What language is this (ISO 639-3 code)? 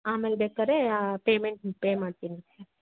kan